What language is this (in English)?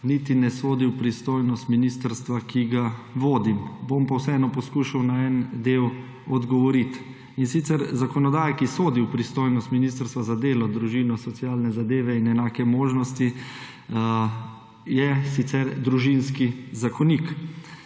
Slovenian